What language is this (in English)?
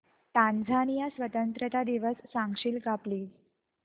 Marathi